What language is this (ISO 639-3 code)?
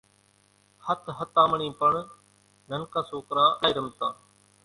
gjk